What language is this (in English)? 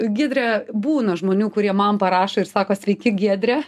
Lithuanian